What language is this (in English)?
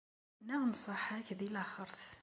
Kabyle